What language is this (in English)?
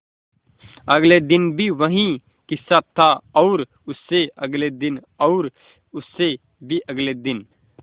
Hindi